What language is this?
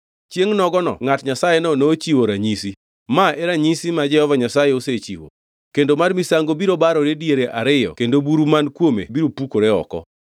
Luo (Kenya and Tanzania)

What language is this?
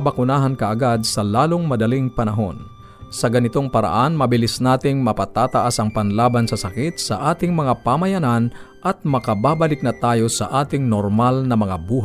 Filipino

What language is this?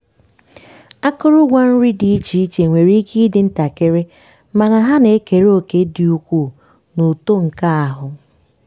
Igbo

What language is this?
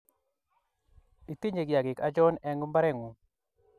Kalenjin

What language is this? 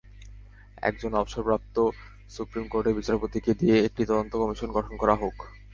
Bangla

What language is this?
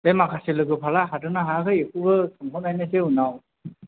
Bodo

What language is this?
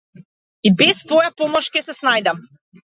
Macedonian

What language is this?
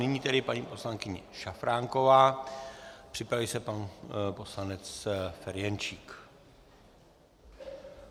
Czech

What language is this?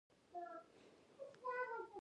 Pashto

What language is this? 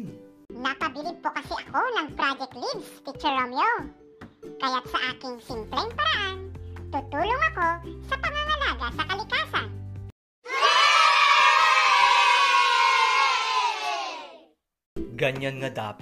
Filipino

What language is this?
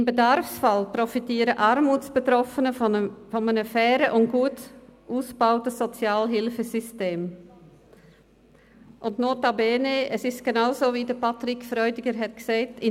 Swiss German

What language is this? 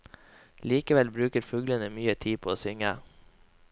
Norwegian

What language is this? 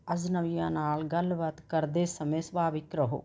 Punjabi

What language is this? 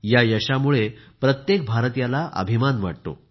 Marathi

